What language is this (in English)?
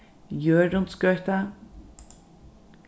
Faroese